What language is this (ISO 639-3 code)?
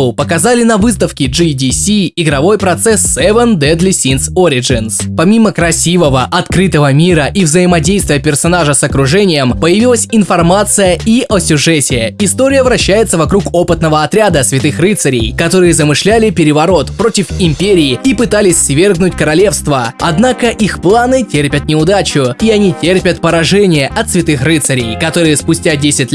rus